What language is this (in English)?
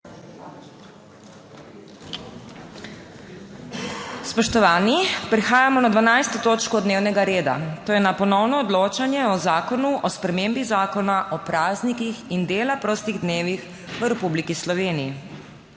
Slovenian